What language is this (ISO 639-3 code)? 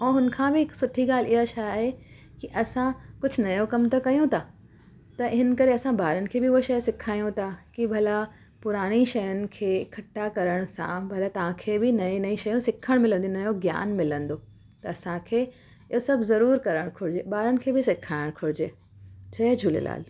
snd